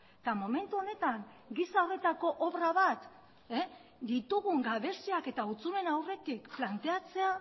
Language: Basque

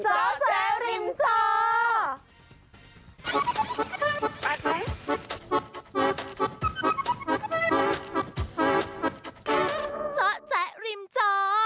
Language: Thai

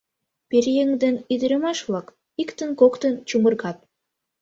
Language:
Mari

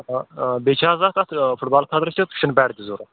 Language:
Kashmiri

